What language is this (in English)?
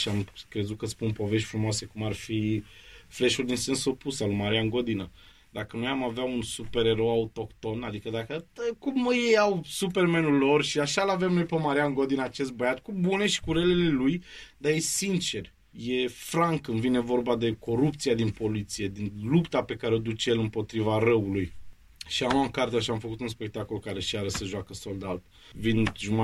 Romanian